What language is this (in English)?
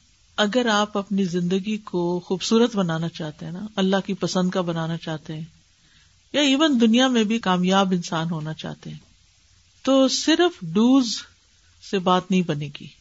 Urdu